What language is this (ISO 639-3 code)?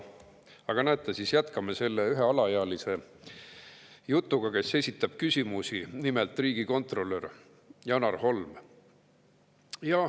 est